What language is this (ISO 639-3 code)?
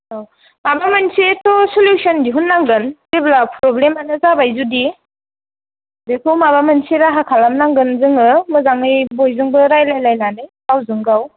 brx